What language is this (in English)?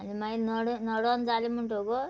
Konkani